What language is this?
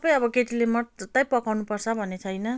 Nepali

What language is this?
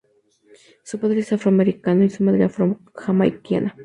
Spanish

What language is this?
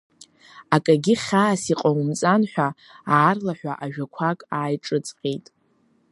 Abkhazian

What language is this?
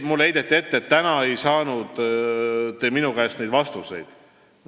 Estonian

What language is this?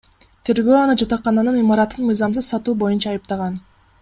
Kyrgyz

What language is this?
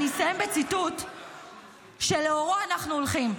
Hebrew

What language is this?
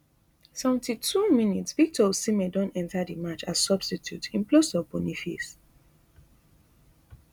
Nigerian Pidgin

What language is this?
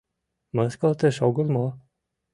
Mari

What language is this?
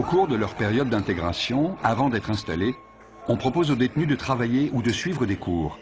French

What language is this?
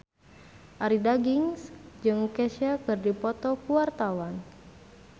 Sundanese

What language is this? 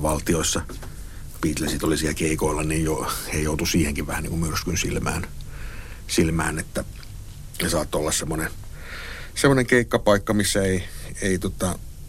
Finnish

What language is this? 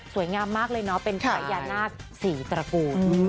Thai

